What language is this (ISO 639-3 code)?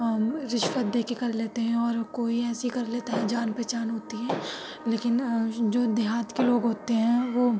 urd